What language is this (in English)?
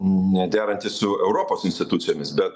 Lithuanian